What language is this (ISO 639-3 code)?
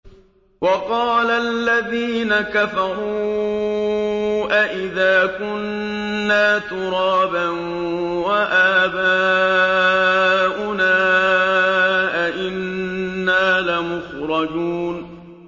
ara